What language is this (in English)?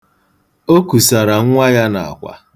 Igbo